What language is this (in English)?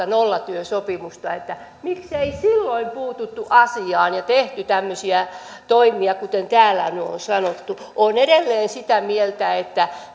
Finnish